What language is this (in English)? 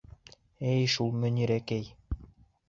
Bashkir